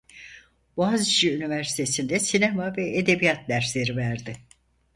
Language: Turkish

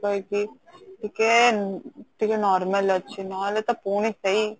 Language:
Odia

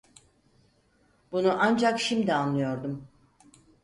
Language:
Turkish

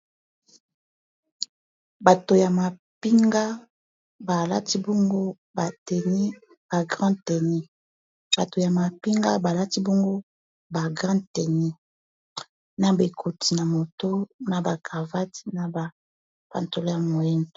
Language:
Lingala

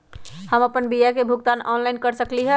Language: Magahi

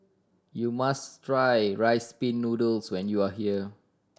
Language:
English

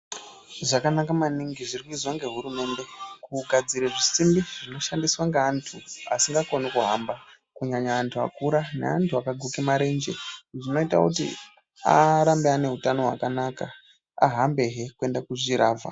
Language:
Ndau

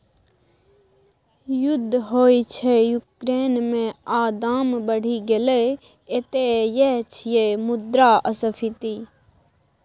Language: Maithili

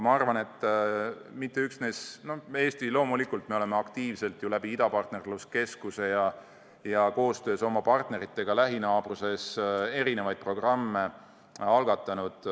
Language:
Estonian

